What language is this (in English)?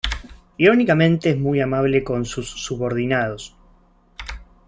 Spanish